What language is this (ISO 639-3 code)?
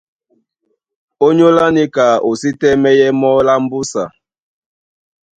dua